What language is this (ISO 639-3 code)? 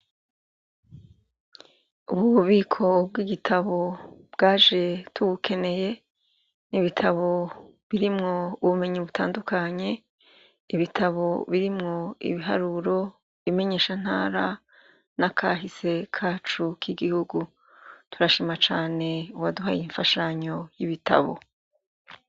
run